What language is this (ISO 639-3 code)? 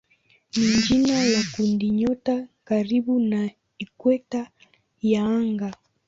swa